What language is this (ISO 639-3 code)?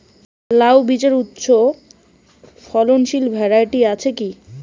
ben